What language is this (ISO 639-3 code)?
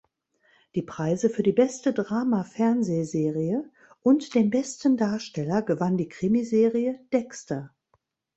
deu